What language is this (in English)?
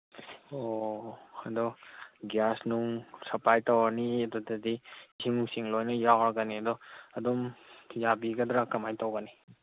Manipuri